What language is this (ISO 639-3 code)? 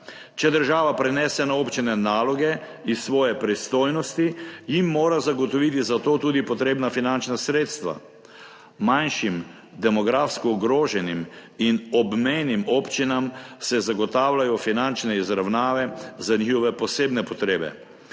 slv